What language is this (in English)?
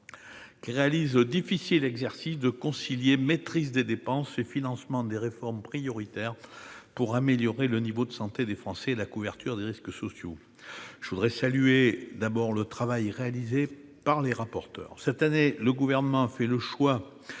French